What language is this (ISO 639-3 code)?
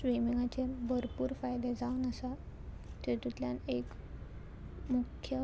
kok